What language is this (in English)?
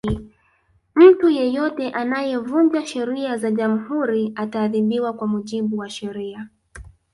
Swahili